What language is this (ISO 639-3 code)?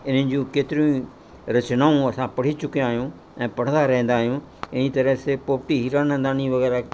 snd